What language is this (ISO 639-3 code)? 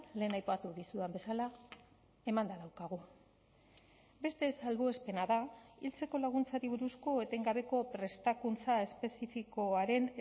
eus